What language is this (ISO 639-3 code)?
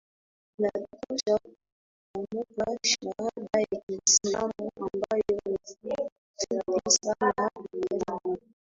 swa